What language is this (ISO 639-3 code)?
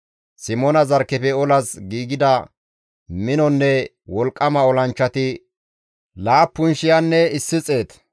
gmv